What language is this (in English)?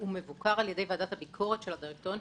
Hebrew